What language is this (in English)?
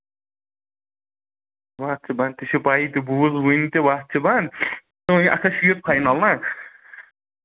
Kashmiri